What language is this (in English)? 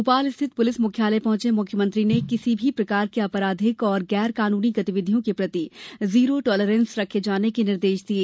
Hindi